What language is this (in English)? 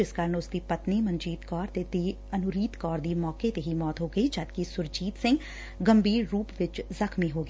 Punjabi